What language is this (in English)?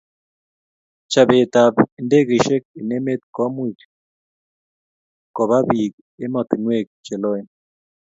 Kalenjin